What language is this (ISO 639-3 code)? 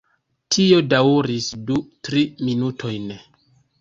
epo